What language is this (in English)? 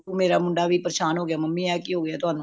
Punjabi